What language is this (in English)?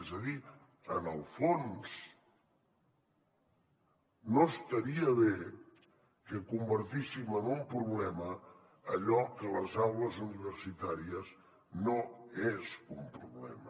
Catalan